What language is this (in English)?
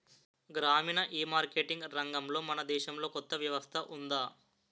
Telugu